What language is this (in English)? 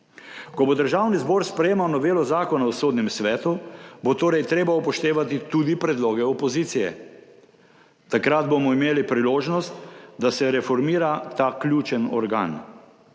Slovenian